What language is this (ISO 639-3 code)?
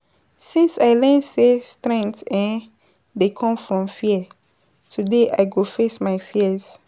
pcm